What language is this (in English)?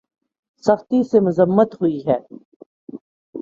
Urdu